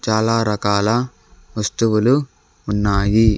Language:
Telugu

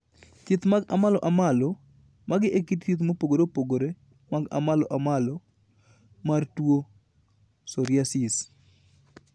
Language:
Luo (Kenya and Tanzania)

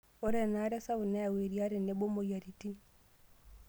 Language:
Masai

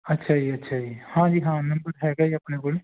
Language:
Punjabi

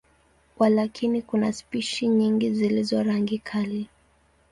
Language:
Swahili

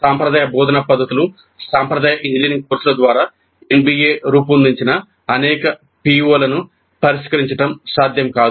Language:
Telugu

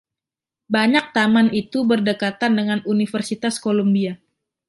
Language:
Indonesian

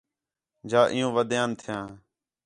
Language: Khetrani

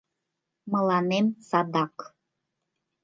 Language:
Mari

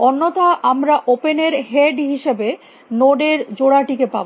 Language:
Bangla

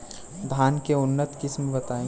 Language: Bhojpuri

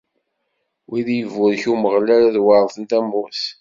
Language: Kabyle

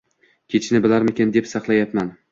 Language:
Uzbek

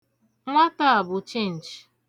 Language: Igbo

